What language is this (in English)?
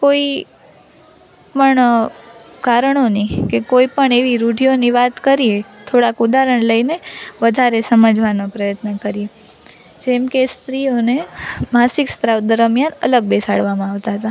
Gujarati